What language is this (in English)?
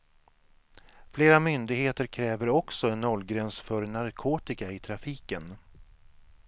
Swedish